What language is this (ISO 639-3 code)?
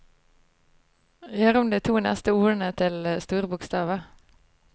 nor